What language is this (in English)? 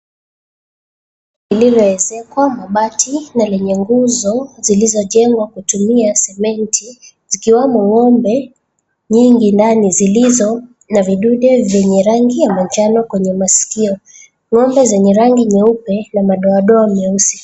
Swahili